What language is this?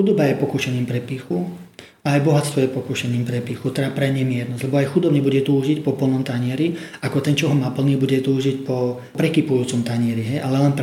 Slovak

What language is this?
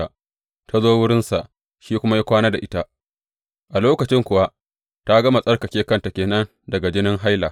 Hausa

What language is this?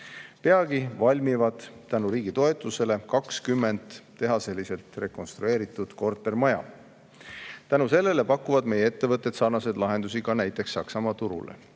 Estonian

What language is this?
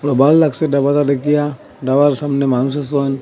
Bangla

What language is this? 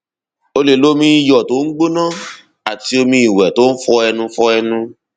Yoruba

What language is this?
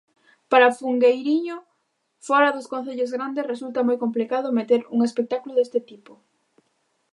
Galician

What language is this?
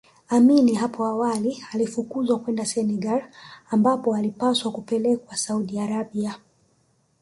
Swahili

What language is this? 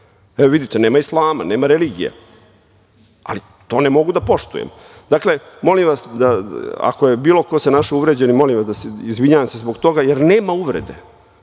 Serbian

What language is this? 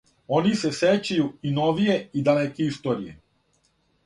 Serbian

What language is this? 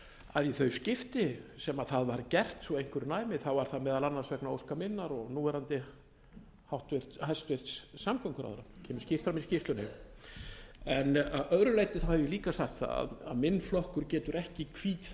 Icelandic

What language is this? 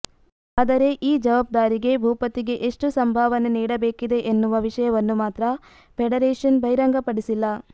Kannada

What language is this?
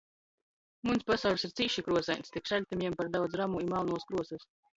Latgalian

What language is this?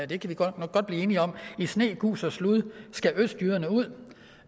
Danish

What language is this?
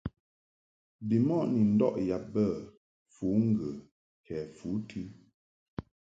Mungaka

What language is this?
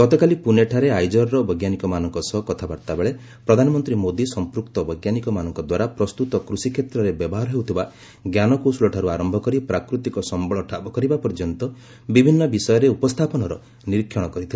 Odia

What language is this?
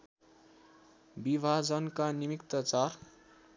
Nepali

